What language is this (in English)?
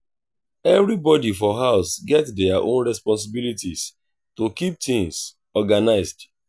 Nigerian Pidgin